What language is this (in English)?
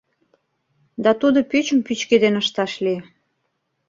Mari